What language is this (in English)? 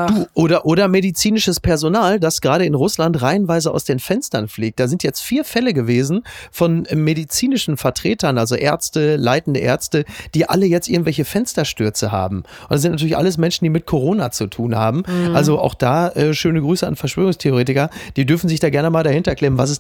German